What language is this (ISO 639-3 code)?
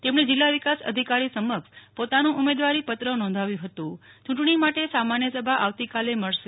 guj